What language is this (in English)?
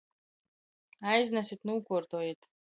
Latgalian